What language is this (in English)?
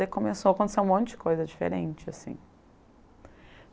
Portuguese